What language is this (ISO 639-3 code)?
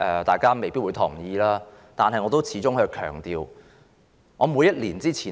yue